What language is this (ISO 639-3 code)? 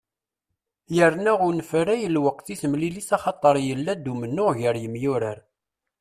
kab